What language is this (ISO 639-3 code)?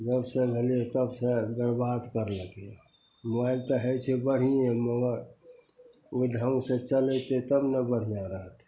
mai